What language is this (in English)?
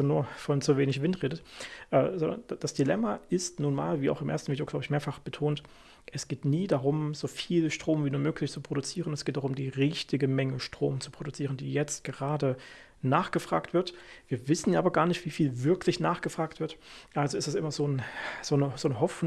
German